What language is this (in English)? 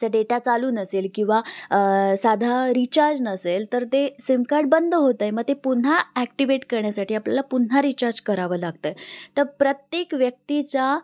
Marathi